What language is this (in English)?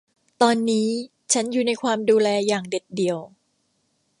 Thai